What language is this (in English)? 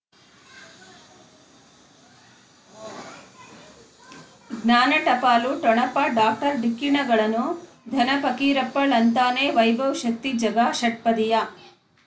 Kannada